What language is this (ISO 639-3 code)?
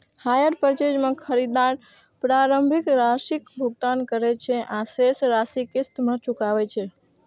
mai